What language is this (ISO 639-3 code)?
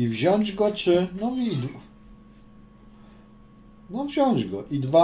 pol